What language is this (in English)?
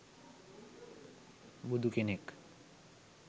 Sinhala